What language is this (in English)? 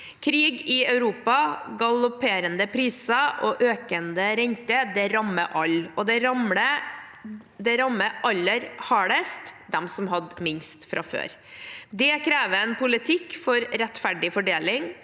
Norwegian